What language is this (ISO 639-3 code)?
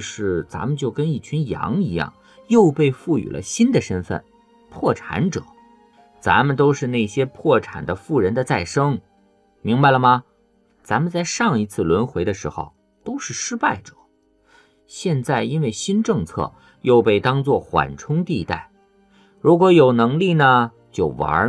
zho